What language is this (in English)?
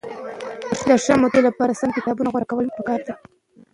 Pashto